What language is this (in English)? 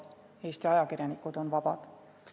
Estonian